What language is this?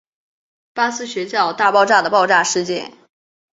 Chinese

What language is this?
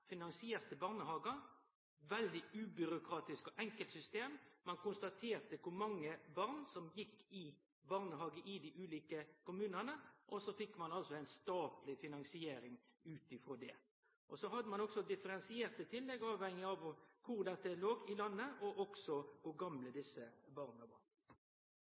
Norwegian Nynorsk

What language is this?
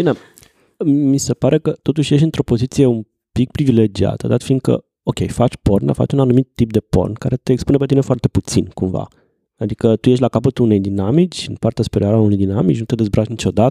Romanian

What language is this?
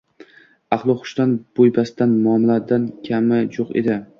Uzbek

